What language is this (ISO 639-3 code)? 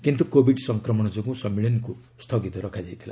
ori